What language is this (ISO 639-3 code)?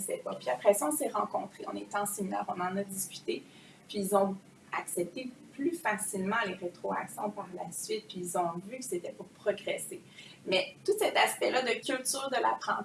fra